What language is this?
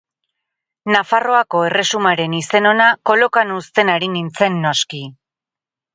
Basque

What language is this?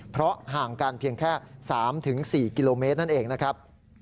Thai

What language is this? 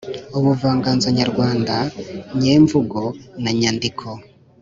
Kinyarwanda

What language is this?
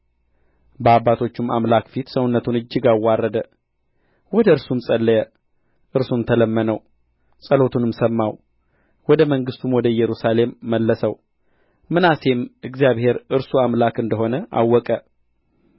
Amharic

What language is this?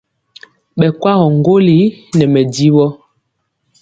Mpiemo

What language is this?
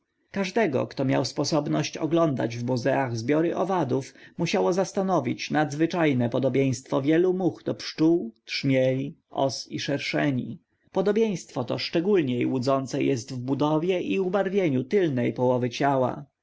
Polish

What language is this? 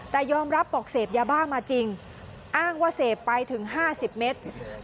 Thai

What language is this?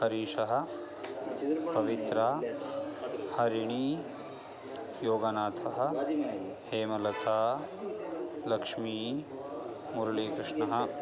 Sanskrit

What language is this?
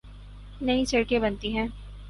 Urdu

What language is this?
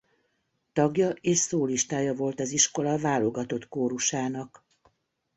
Hungarian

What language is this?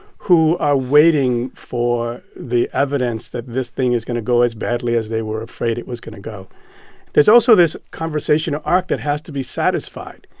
English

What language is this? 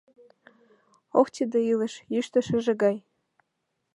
Mari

